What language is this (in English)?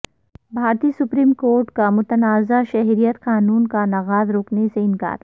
Urdu